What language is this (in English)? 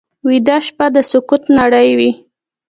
Pashto